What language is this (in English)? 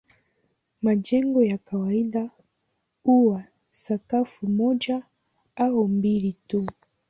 Swahili